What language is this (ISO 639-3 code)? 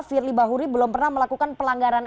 ind